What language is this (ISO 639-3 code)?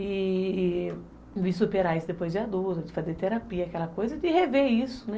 por